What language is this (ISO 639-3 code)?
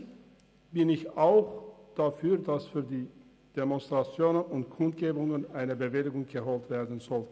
gsw